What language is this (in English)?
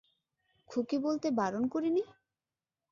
Bangla